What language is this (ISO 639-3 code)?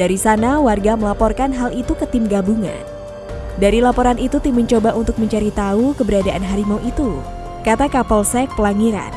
ind